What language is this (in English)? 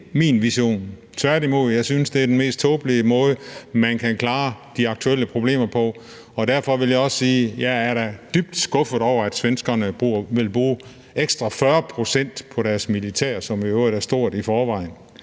Danish